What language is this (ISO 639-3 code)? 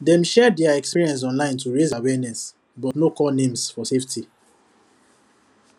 pcm